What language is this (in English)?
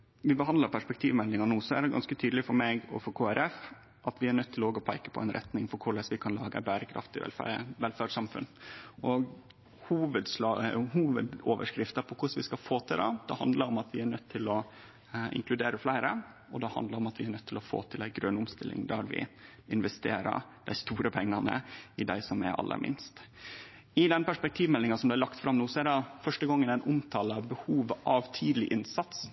Norwegian Nynorsk